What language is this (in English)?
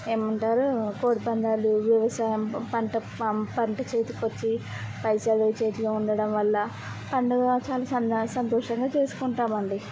Telugu